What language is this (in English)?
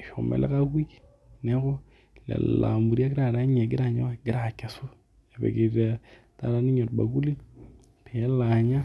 Masai